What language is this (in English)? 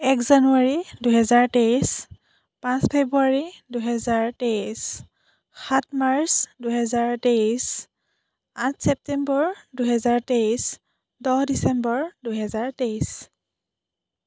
Assamese